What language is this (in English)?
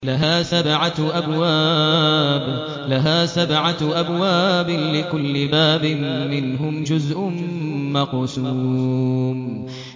Arabic